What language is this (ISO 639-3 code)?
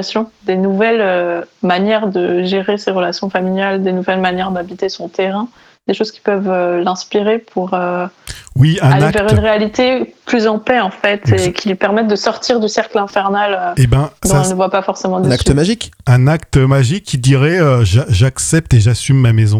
fra